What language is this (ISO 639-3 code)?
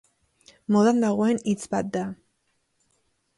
eus